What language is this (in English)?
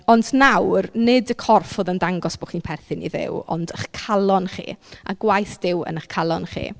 Welsh